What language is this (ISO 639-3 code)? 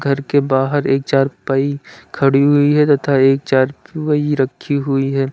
hin